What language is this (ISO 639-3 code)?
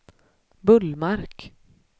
swe